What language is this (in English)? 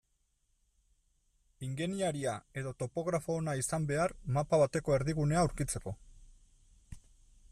Basque